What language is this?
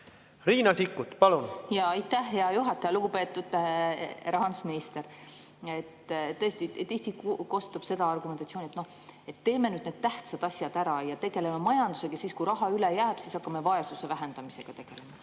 Estonian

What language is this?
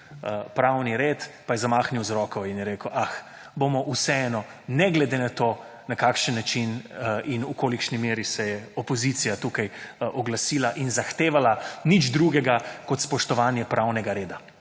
Slovenian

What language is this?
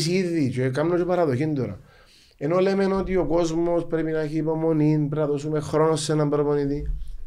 Greek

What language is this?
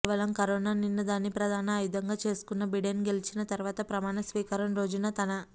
Telugu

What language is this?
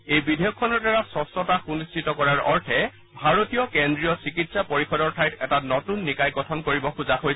Assamese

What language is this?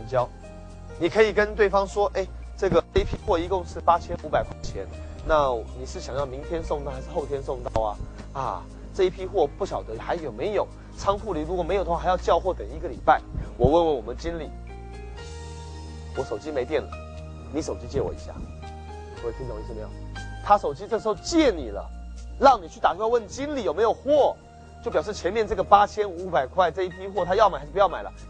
Chinese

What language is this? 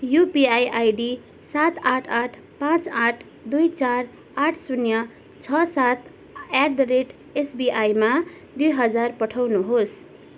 Nepali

